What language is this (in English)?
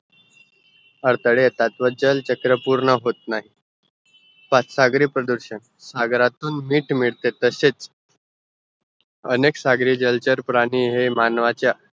Marathi